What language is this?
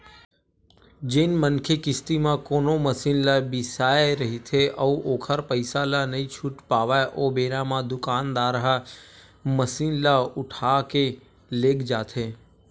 Chhattisgarhi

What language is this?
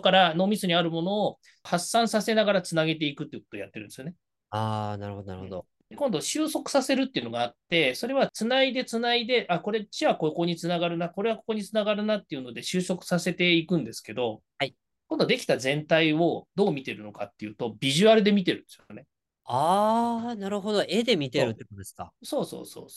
Japanese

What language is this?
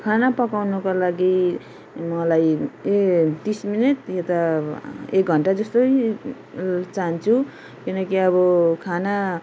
Nepali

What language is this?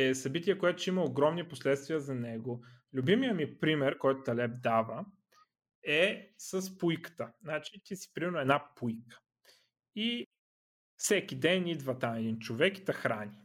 Bulgarian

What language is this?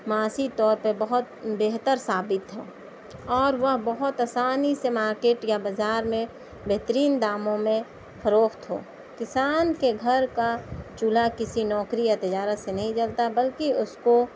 Urdu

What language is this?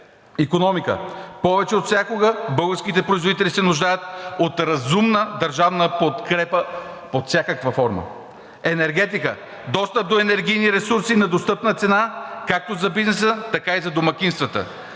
Bulgarian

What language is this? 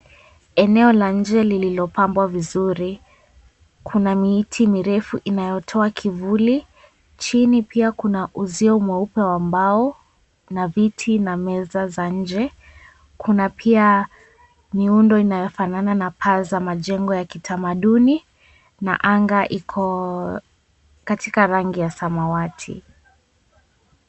Swahili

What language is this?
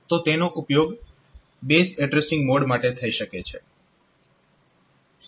Gujarati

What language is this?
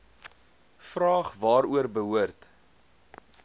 Afrikaans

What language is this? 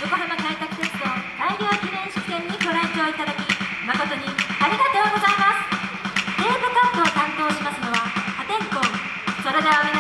Japanese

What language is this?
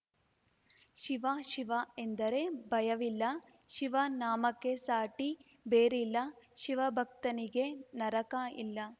Kannada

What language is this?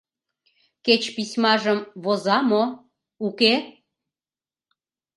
Mari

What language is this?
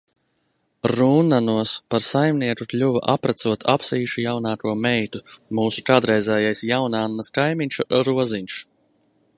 Latvian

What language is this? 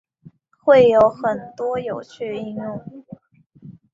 Chinese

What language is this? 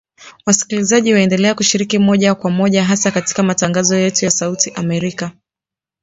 Swahili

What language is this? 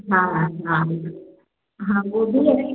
Hindi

